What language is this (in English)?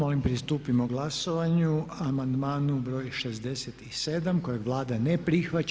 Croatian